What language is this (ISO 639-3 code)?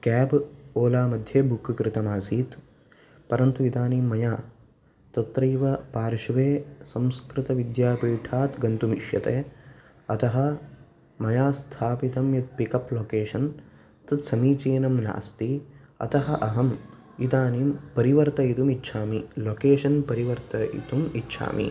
san